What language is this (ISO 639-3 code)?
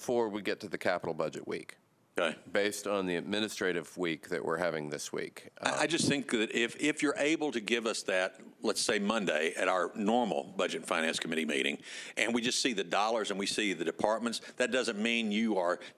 eng